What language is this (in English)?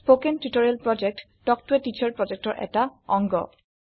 Assamese